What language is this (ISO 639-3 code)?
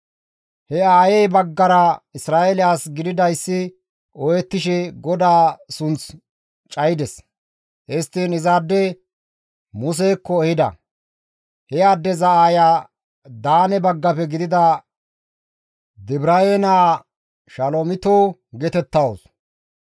gmv